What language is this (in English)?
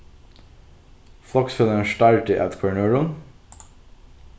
Faroese